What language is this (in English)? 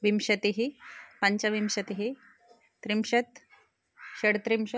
Sanskrit